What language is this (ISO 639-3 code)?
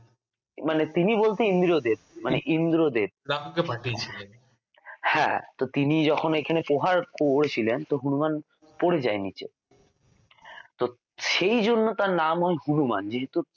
ben